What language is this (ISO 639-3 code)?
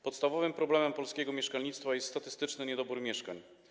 pol